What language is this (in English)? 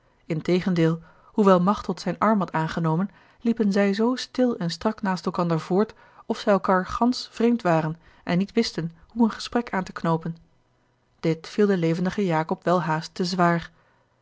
Dutch